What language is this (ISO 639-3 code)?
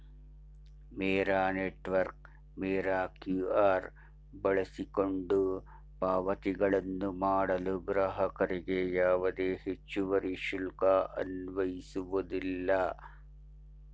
kan